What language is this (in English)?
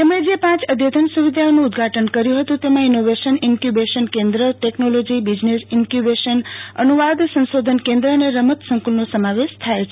Gujarati